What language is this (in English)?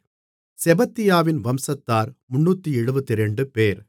Tamil